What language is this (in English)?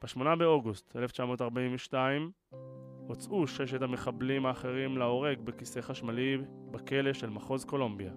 Hebrew